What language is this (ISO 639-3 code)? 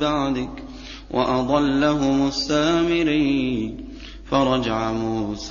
ara